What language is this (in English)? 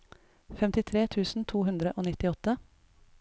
Norwegian